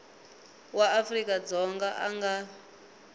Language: Tsonga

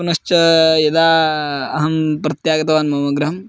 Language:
Sanskrit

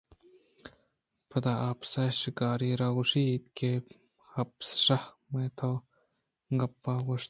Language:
Eastern Balochi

